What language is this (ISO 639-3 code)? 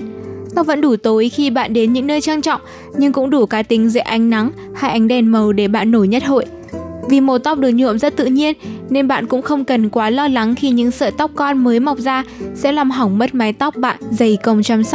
vie